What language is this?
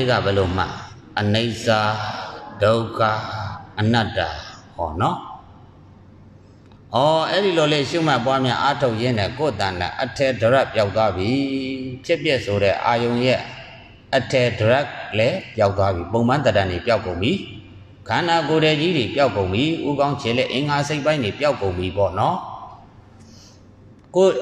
Indonesian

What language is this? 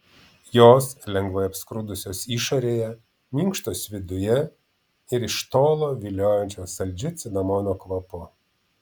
Lithuanian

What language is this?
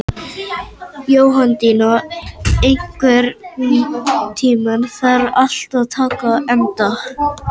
Icelandic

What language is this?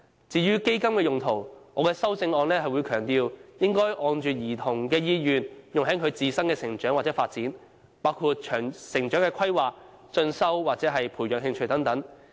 Cantonese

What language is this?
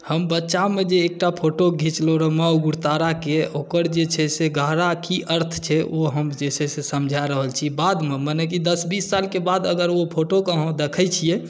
Maithili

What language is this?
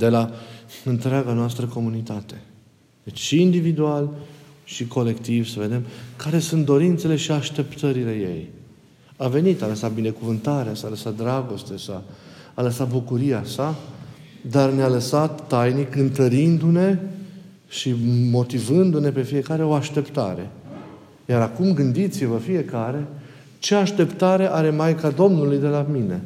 Romanian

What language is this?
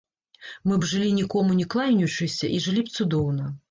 Belarusian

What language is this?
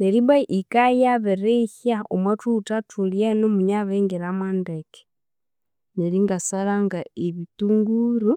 Konzo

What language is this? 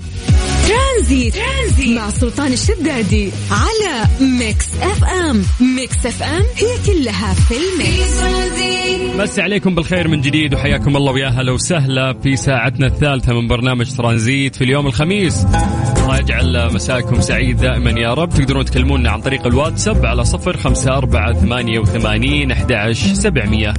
Arabic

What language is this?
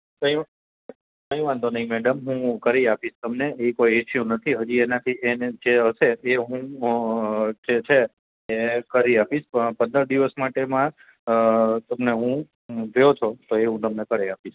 Gujarati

